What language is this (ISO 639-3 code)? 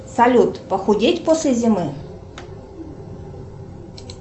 rus